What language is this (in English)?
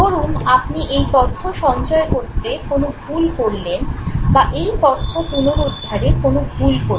Bangla